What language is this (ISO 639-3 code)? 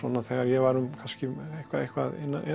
isl